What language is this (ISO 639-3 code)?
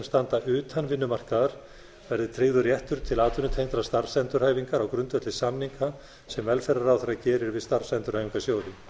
isl